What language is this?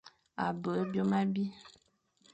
Fang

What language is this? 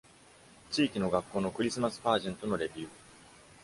Japanese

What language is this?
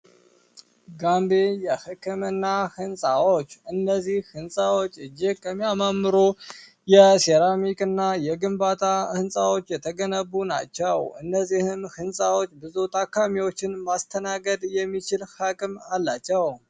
Amharic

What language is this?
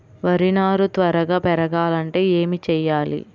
Telugu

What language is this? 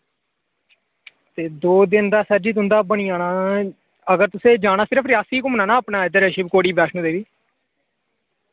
Dogri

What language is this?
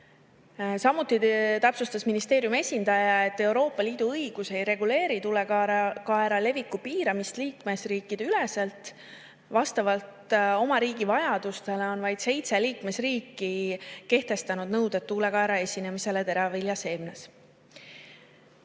Estonian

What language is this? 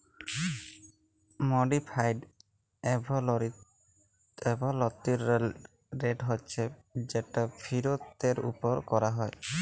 Bangla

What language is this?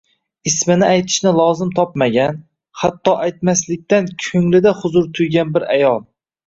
Uzbek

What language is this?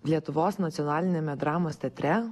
Lithuanian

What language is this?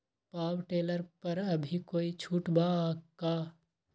Magahi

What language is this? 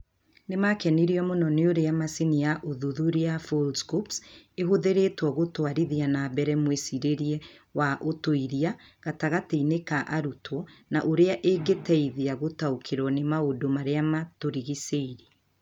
Kikuyu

